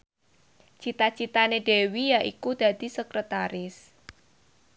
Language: Javanese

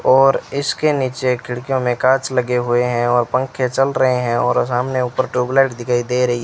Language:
Hindi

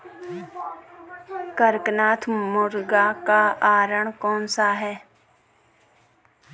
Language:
Hindi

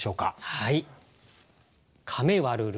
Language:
Japanese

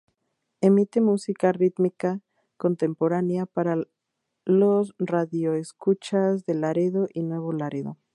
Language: Spanish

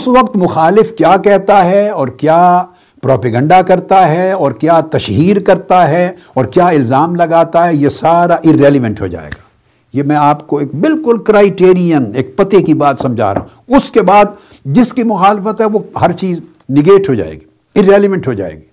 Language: Urdu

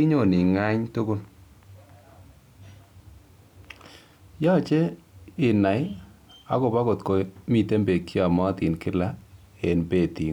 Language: Kalenjin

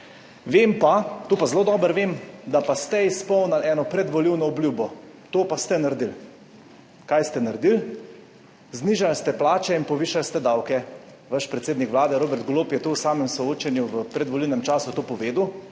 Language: Slovenian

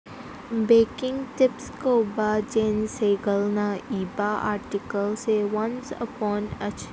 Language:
Manipuri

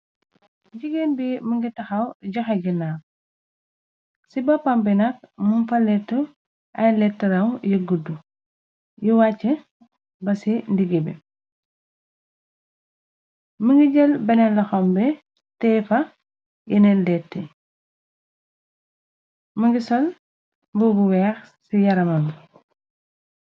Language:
Wolof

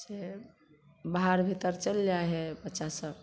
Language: Maithili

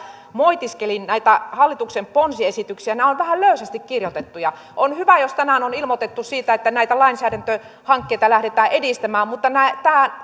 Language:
Finnish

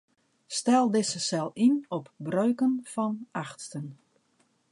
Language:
Western Frisian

